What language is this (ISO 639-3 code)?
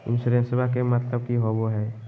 mag